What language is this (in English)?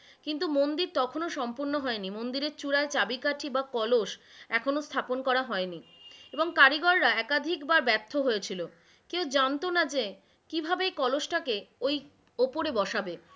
Bangla